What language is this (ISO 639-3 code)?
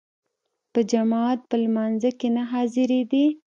pus